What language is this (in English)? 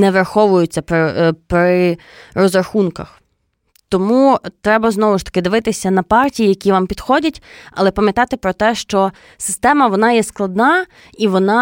Ukrainian